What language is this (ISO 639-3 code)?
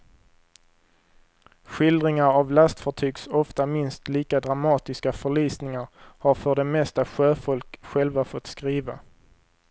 swe